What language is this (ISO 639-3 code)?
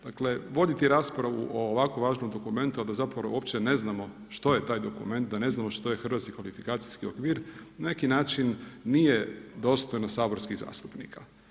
hrv